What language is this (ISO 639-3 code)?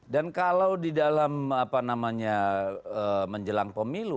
ind